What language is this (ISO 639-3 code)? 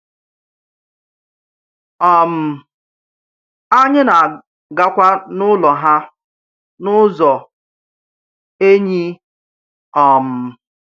ibo